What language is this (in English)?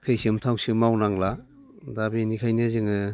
Bodo